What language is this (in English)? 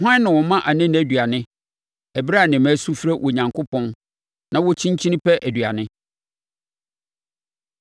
Akan